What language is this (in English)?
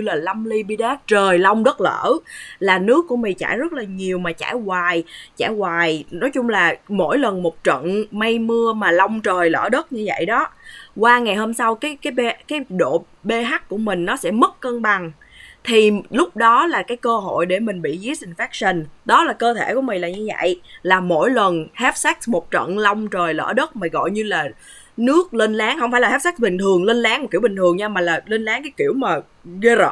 Vietnamese